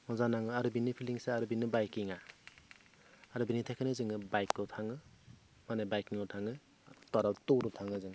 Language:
Bodo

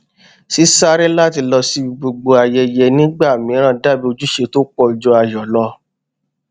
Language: Yoruba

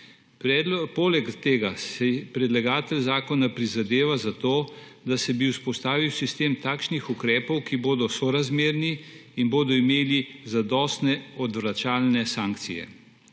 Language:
Slovenian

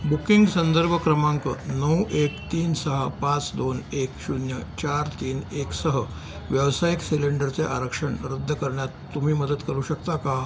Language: Marathi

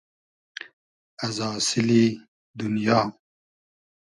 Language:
Hazaragi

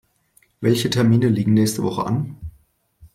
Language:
German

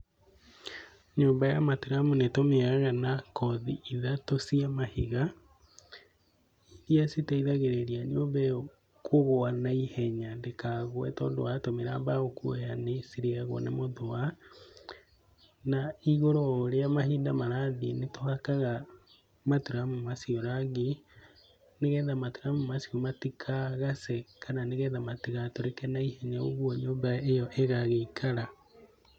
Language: Kikuyu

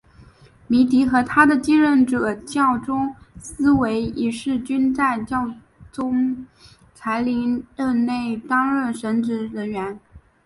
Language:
Chinese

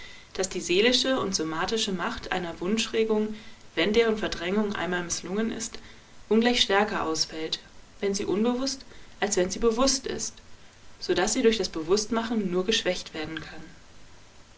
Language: German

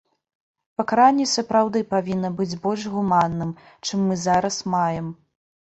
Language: Belarusian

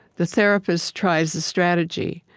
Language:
English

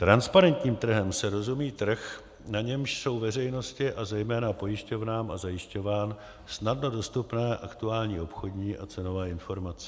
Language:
Czech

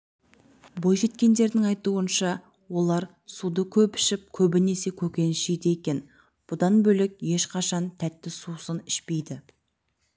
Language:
Kazakh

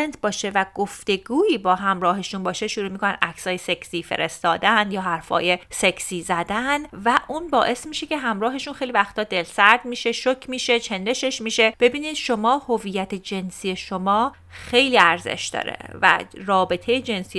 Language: Persian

